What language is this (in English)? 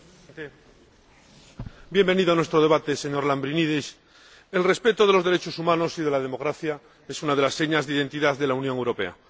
Spanish